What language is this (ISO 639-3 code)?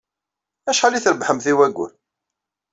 kab